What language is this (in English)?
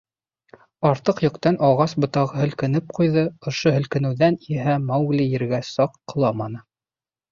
Bashkir